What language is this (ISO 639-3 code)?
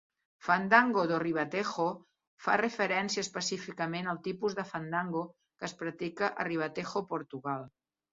cat